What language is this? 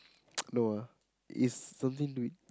English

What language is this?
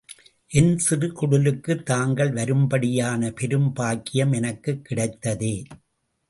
Tamil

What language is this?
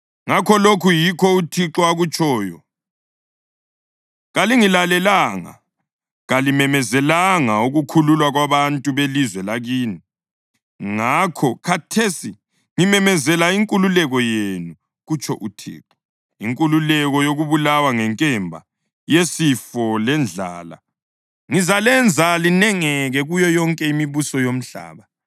North Ndebele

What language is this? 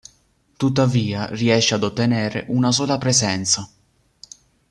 Italian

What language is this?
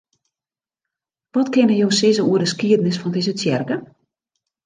Western Frisian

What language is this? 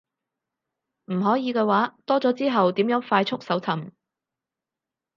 Cantonese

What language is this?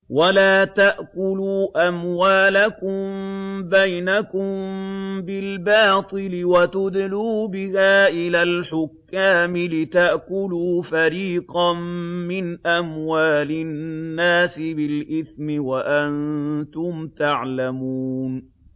Arabic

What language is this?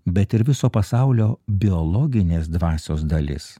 Lithuanian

